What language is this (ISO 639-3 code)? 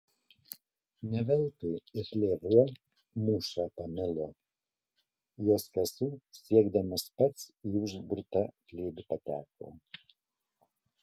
lit